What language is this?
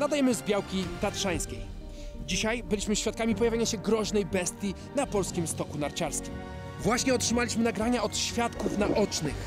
Polish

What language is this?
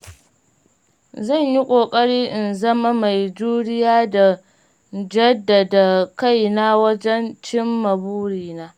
Hausa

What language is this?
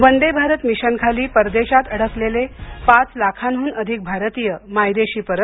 Marathi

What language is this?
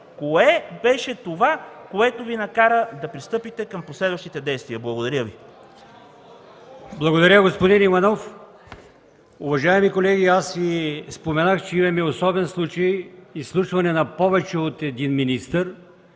Bulgarian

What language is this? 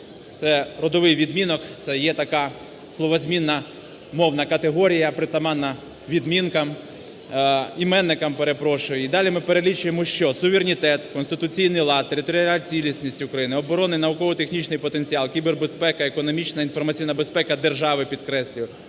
Ukrainian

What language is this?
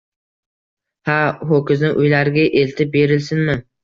Uzbek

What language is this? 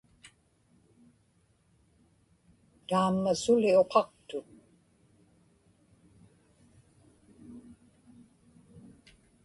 Inupiaq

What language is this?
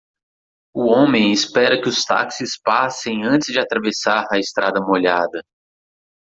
Portuguese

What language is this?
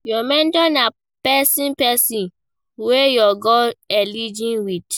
Nigerian Pidgin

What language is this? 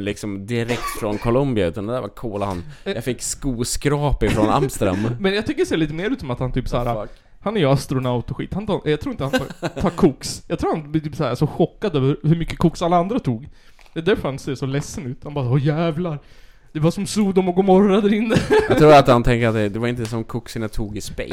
Swedish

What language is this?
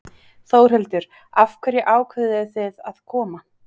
Icelandic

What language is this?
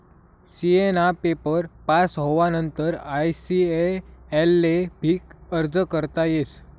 Marathi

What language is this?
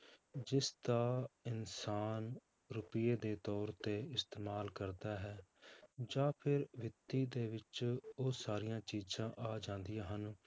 Punjabi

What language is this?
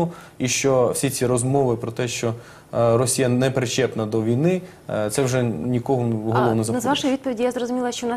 Ukrainian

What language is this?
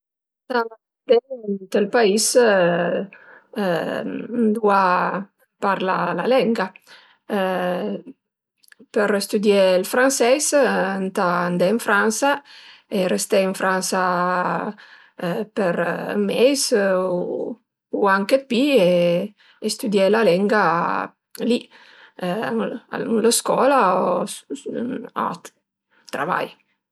Piedmontese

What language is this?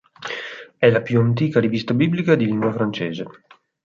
Italian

